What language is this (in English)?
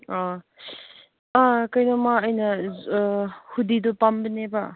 Manipuri